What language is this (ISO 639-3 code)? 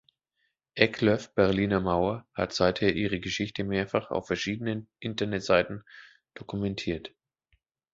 deu